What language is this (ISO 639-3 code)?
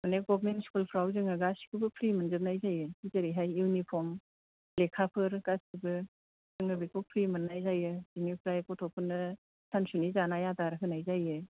brx